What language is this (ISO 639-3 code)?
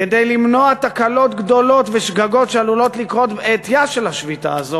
heb